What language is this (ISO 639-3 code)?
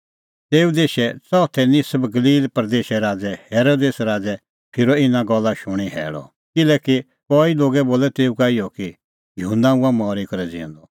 kfx